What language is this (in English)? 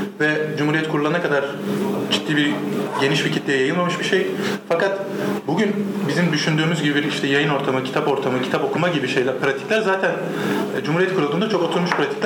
Turkish